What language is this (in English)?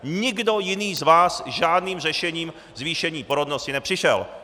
Czech